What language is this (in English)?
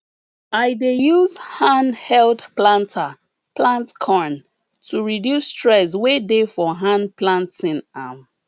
Nigerian Pidgin